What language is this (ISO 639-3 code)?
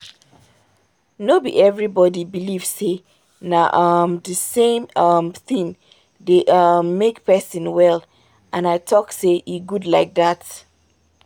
pcm